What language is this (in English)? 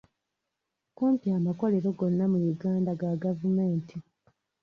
Ganda